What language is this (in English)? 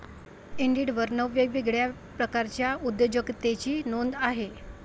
Marathi